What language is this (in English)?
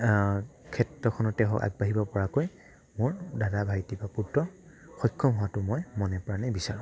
Assamese